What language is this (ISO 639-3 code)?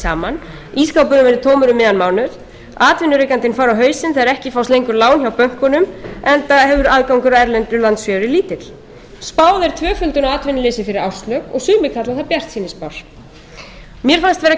isl